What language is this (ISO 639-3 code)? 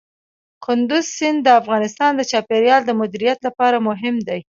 pus